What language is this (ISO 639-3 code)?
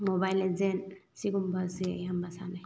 mni